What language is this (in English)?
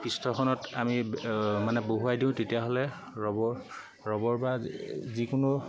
Assamese